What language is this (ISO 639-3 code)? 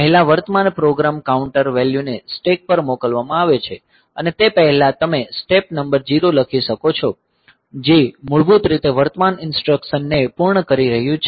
guj